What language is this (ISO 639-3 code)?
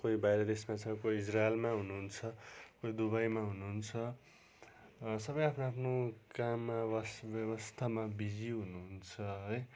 nep